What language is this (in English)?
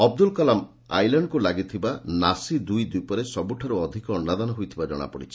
Odia